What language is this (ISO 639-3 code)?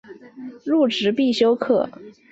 zho